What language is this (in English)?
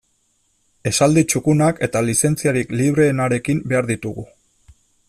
Basque